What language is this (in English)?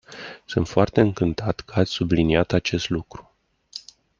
Romanian